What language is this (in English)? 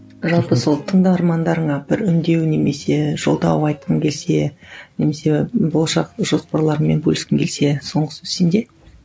Kazakh